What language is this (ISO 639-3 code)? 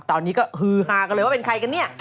tha